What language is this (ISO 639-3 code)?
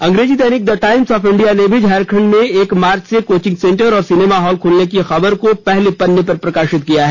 hin